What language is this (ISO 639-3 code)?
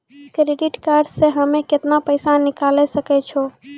mai